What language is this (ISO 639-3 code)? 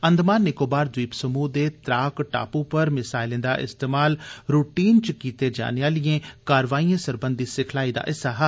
doi